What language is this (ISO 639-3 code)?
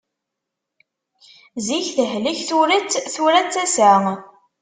kab